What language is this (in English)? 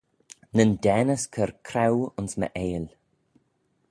Manx